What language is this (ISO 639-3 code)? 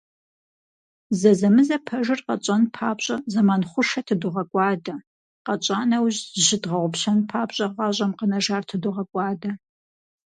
kbd